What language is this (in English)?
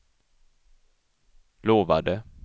Swedish